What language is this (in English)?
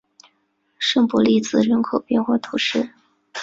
Chinese